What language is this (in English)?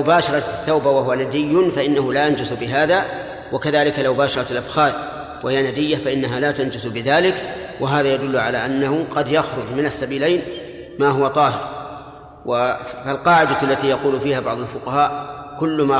Arabic